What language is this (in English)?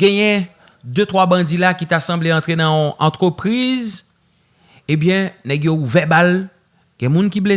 French